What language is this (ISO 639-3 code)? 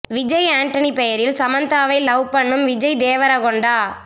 tam